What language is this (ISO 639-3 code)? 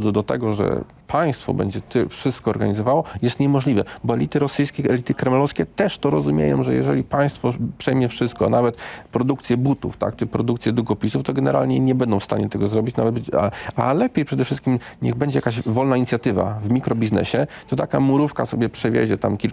pol